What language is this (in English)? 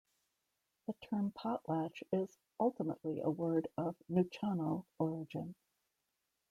English